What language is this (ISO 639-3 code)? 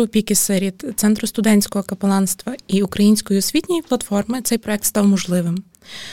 ukr